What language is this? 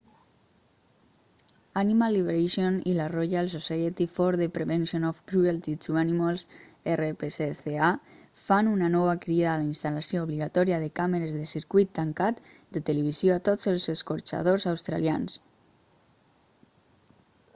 Catalan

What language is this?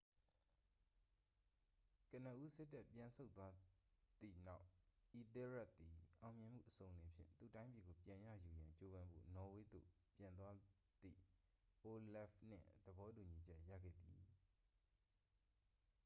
Burmese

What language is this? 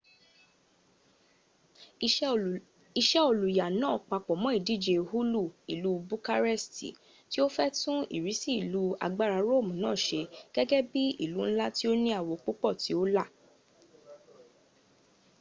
Yoruba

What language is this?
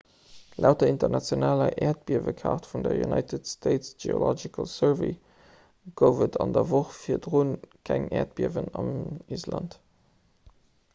Luxembourgish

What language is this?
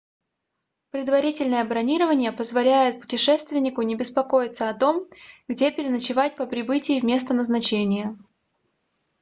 Russian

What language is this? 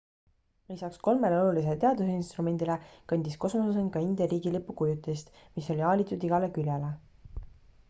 Estonian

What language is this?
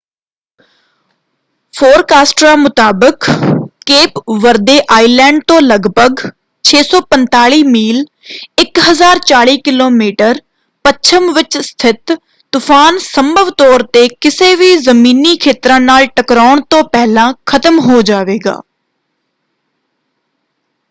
Punjabi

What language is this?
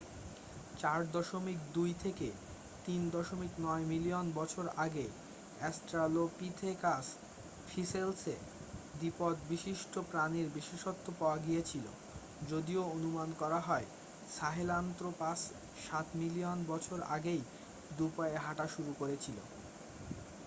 Bangla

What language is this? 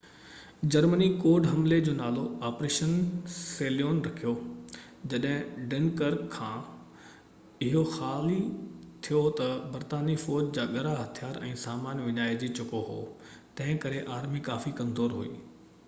Sindhi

